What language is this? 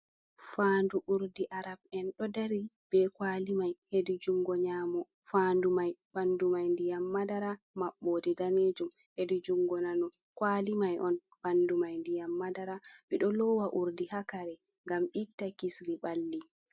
Fula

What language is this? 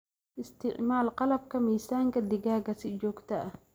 Somali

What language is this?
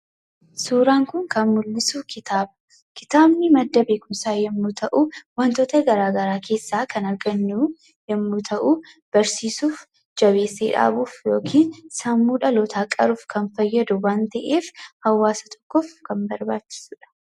Oromo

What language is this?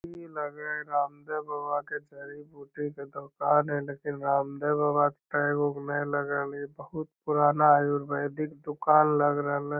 Magahi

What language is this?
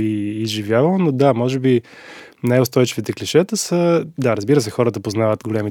Bulgarian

